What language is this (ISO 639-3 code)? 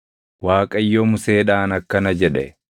orm